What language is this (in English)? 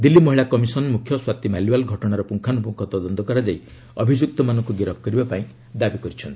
Odia